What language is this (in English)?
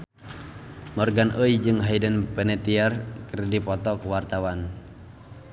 Sundanese